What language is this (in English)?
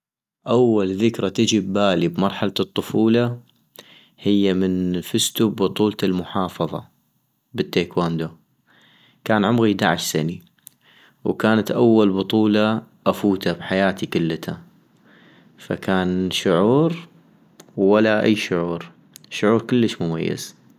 North Mesopotamian Arabic